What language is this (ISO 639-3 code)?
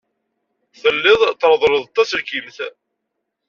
kab